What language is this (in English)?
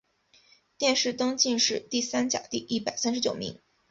Chinese